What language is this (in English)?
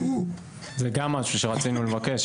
Hebrew